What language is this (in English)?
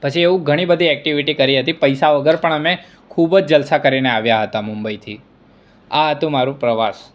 Gujarati